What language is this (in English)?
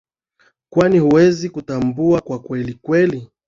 Swahili